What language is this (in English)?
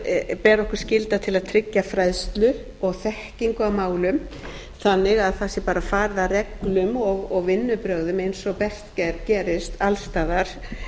Icelandic